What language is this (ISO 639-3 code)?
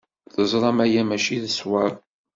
kab